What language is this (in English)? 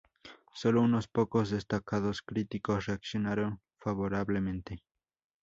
Spanish